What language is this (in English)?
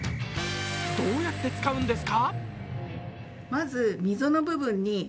Japanese